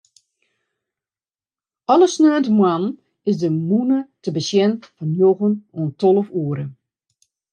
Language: Western Frisian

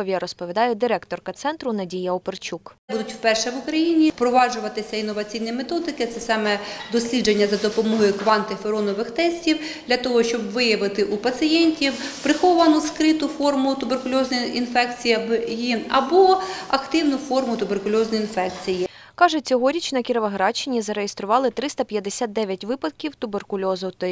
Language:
Ukrainian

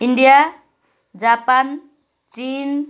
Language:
Nepali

